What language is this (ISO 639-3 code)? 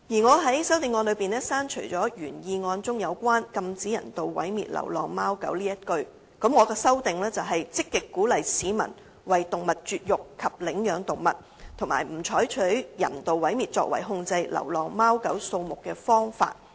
yue